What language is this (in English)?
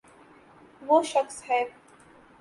Urdu